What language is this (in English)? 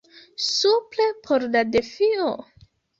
Esperanto